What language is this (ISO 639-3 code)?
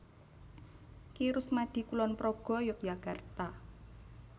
jav